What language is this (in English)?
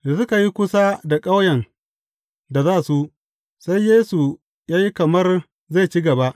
Hausa